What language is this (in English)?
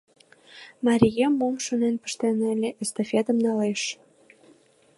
Mari